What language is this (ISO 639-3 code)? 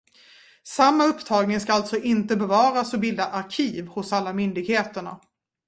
swe